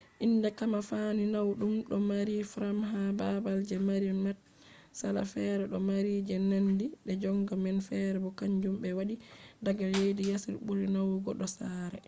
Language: Fula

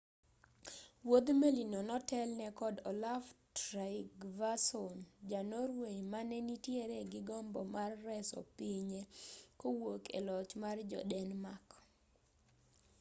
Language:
Luo (Kenya and Tanzania)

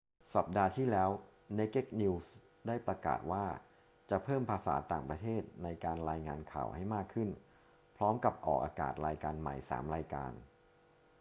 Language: Thai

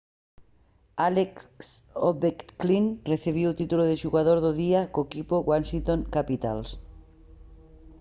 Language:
Galician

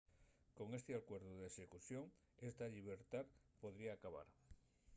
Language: Asturian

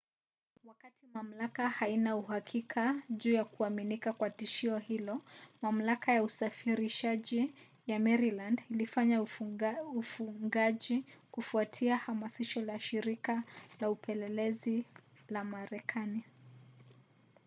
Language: Swahili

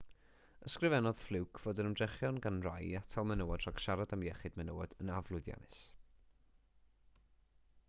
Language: Welsh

